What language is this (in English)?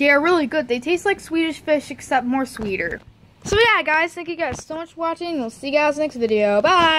English